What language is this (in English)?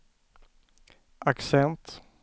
Swedish